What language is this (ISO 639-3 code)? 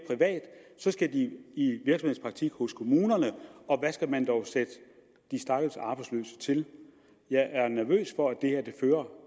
dan